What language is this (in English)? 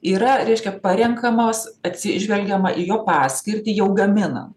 Lithuanian